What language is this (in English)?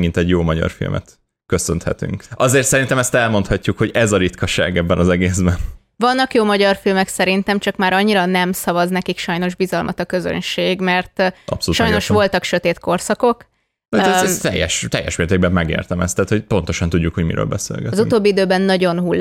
Hungarian